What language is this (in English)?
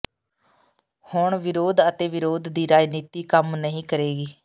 Punjabi